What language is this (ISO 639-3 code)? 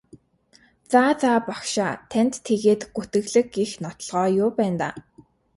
mon